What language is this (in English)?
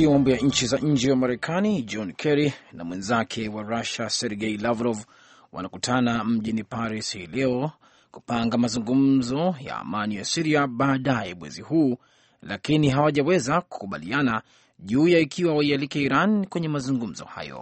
Swahili